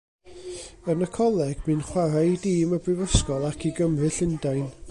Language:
Welsh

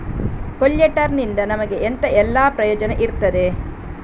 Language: Kannada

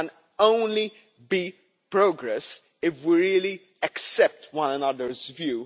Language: English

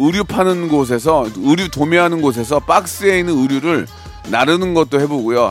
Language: Korean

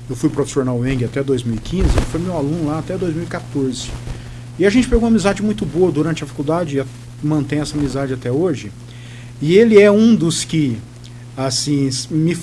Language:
Portuguese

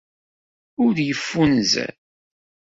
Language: Kabyle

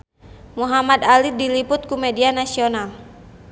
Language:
Sundanese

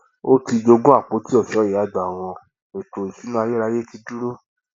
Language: Yoruba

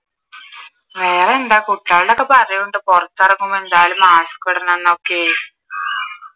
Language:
Malayalam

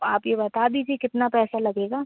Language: Hindi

